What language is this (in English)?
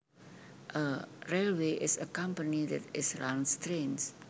Javanese